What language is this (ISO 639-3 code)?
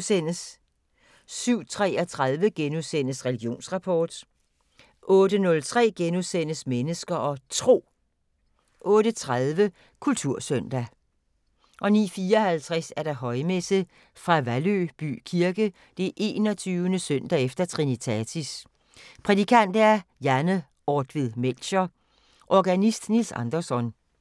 dan